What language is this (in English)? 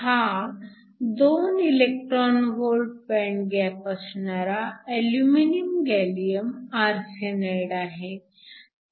Marathi